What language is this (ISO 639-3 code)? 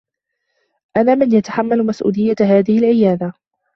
ara